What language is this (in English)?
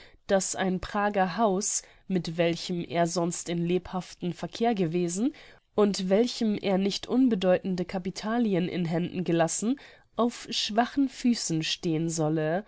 German